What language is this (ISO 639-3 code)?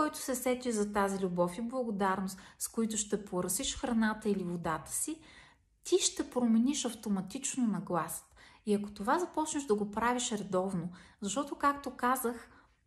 bul